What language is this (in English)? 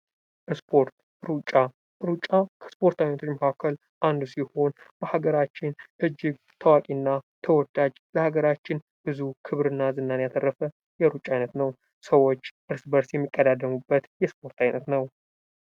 Amharic